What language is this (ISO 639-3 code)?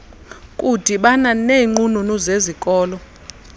xho